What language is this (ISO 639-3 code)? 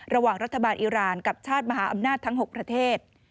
tha